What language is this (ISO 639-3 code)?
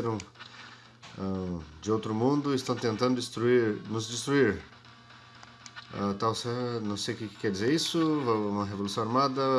por